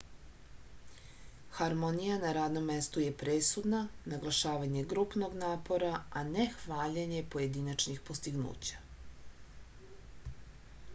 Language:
Serbian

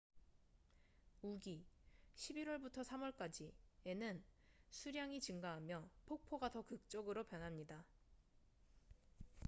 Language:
Korean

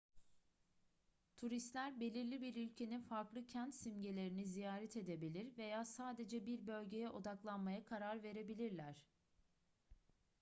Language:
Turkish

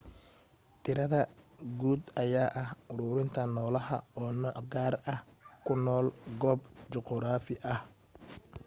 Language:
Somali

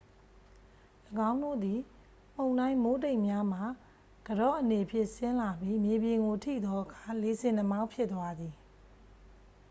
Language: Burmese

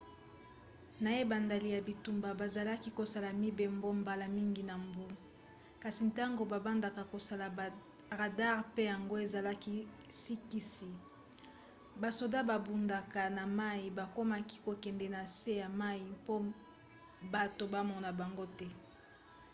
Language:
Lingala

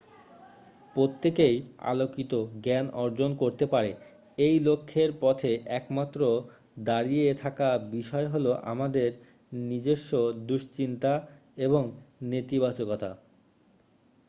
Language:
Bangla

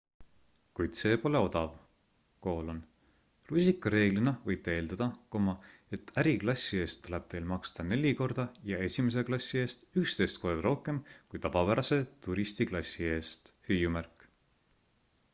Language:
Estonian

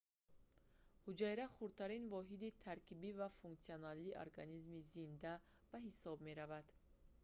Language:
Tajik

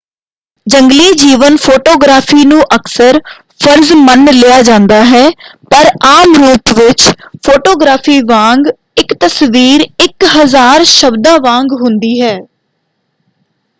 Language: Punjabi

